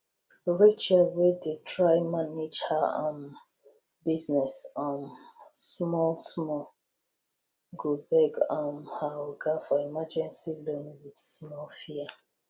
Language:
Nigerian Pidgin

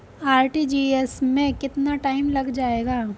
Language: Hindi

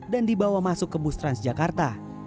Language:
Indonesian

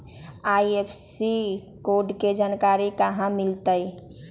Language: Magahi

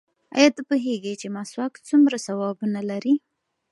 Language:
Pashto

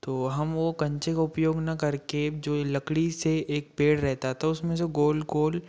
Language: Hindi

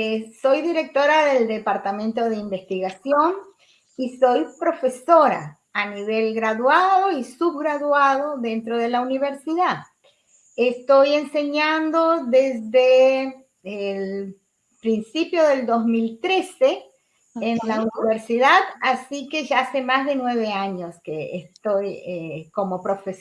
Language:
Spanish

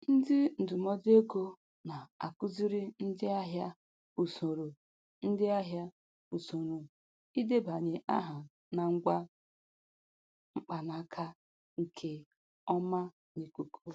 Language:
Igbo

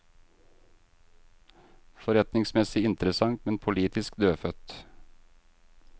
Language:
Norwegian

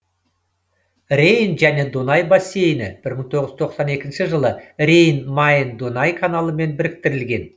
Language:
Kazakh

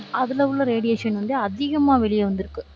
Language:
Tamil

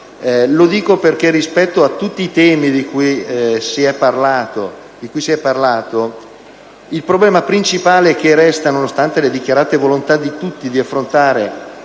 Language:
Italian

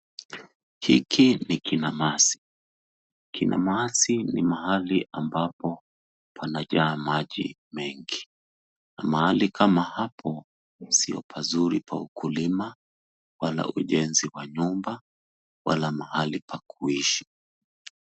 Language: Swahili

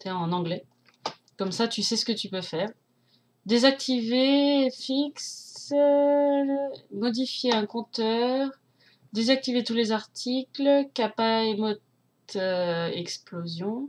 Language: French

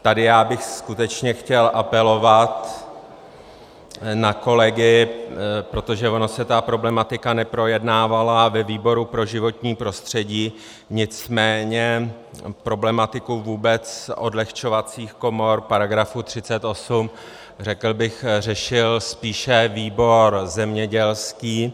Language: Czech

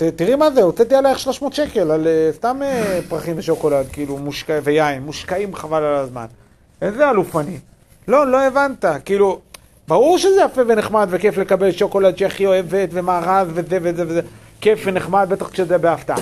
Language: Hebrew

